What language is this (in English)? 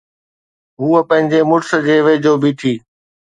Sindhi